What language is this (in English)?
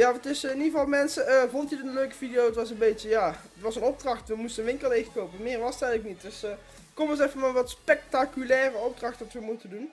Dutch